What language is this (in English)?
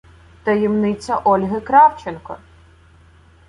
Ukrainian